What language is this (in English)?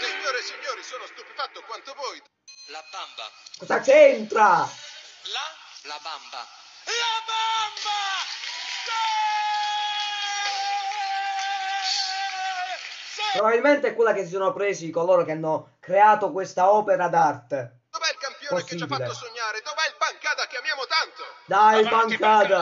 Italian